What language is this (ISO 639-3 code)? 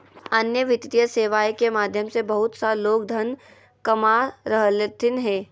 mag